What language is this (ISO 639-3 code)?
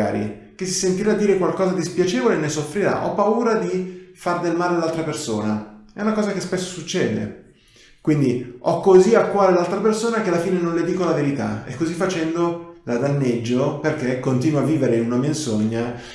ita